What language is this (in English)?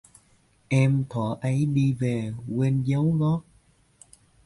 Vietnamese